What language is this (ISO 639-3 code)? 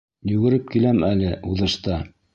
bak